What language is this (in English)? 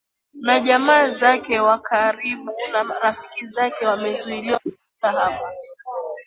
Swahili